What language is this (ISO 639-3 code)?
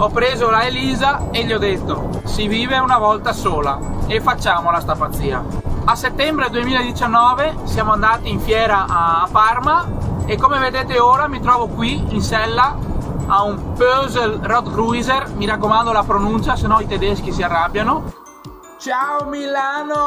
ita